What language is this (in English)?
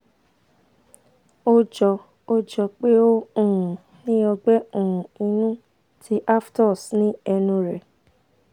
Yoruba